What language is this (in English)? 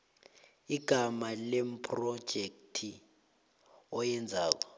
South Ndebele